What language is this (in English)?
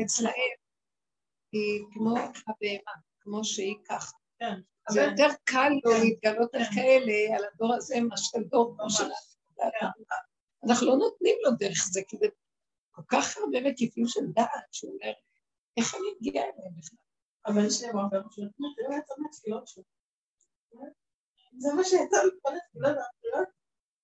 Hebrew